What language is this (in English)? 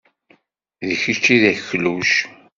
Kabyle